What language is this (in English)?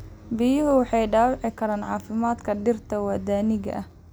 Somali